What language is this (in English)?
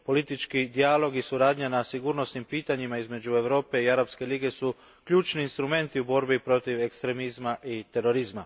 Croatian